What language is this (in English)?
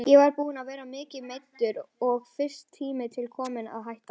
Icelandic